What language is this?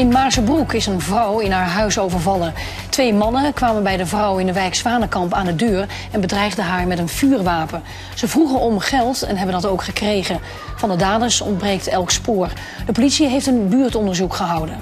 Dutch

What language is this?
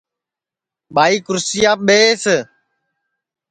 Sansi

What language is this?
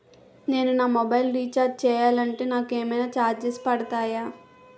Telugu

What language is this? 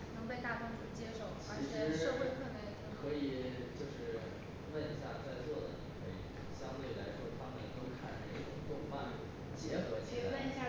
Chinese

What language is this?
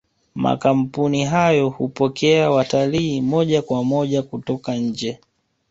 Swahili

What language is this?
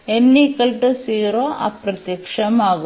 Malayalam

